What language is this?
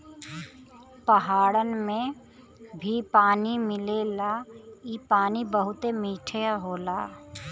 Bhojpuri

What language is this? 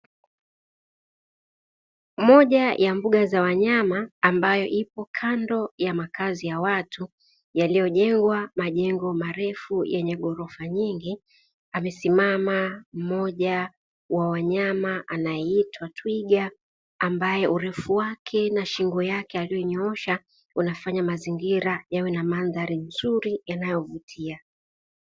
Swahili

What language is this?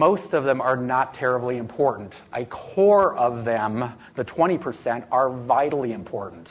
English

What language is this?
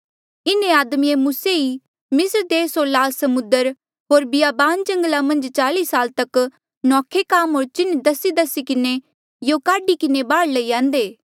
Mandeali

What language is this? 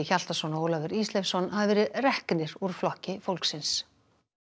Icelandic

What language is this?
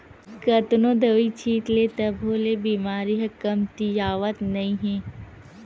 Chhattisgarhi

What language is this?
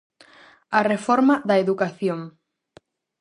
Galician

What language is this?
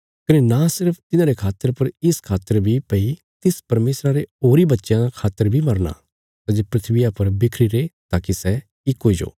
Bilaspuri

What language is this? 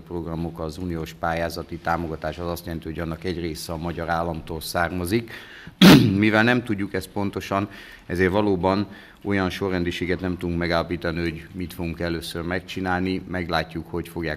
Hungarian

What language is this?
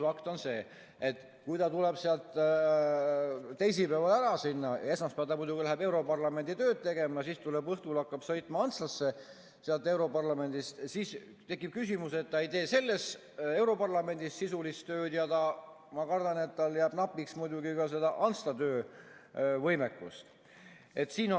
Estonian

